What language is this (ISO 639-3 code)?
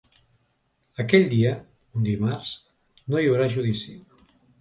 cat